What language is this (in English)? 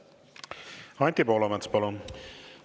Estonian